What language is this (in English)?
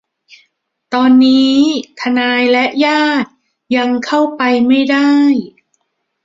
Thai